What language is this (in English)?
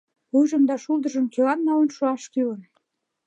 Mari